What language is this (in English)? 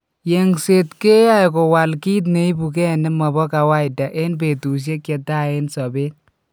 Kalenjin